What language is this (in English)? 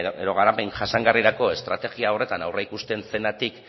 Basque